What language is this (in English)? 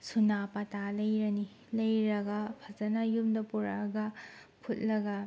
Manipuri